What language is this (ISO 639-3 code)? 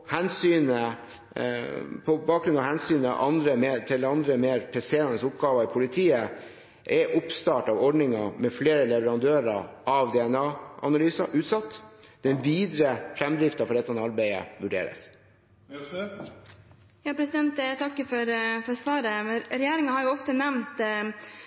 nob